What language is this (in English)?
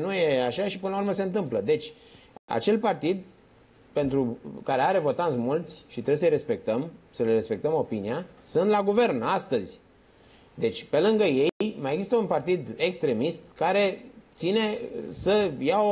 Romanian